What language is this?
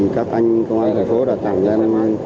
Vietnamese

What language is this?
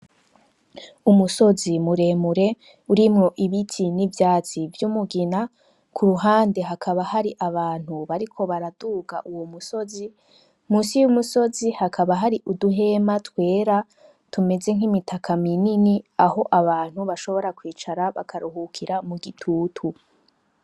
Rundi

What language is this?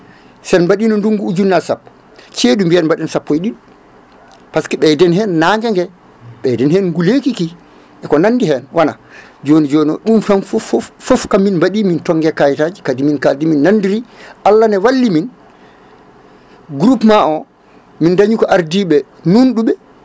Fula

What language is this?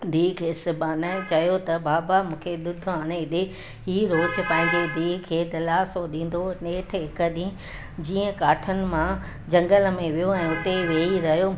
Sindhi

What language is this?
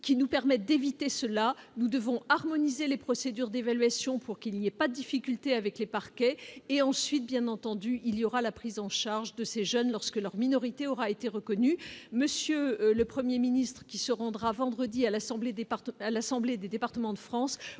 French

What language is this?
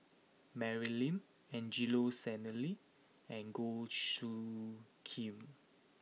English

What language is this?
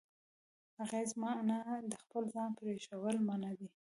Pashto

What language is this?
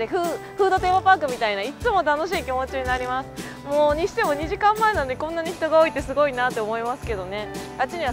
Japanese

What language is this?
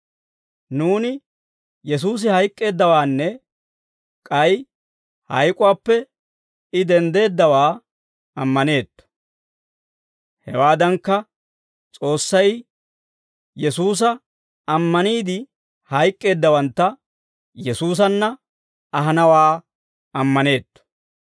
Dawro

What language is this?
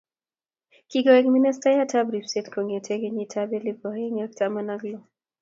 Kalenjin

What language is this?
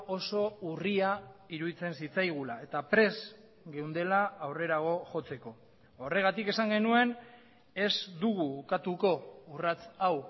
Basque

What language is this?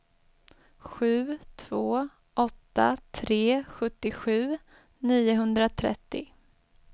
Swedish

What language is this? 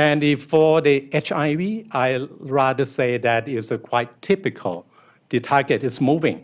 English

